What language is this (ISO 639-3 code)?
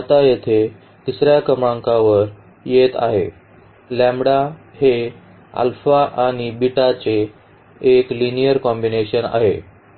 mar